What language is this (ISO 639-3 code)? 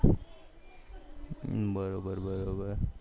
guj